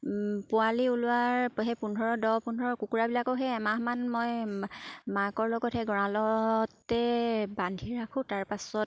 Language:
Assamese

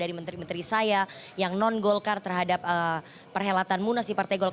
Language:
Indonesian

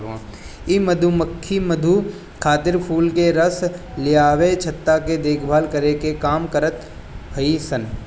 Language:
Bhojpuri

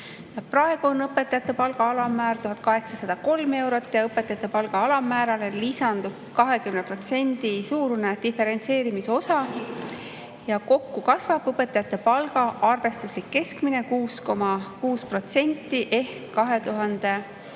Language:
Estonian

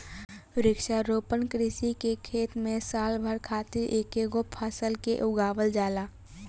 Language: Bhojpuri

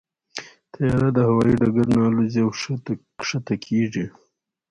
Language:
Pashto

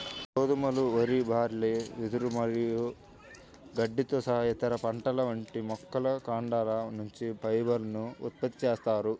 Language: Telugu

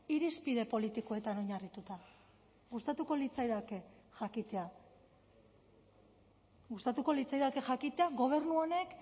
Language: Basque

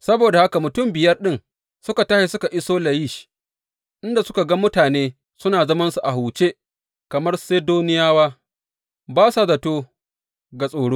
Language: Hausa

